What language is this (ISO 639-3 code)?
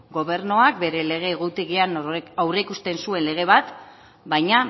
eus